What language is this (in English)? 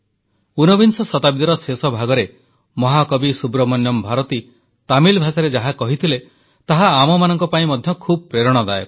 Odia